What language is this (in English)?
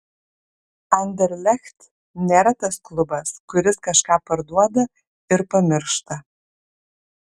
Lithuanian